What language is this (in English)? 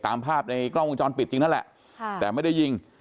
Thai